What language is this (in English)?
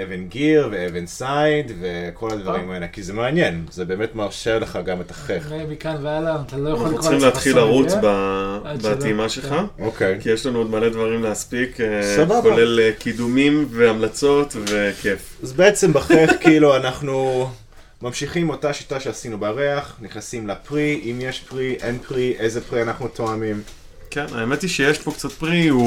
Hebrew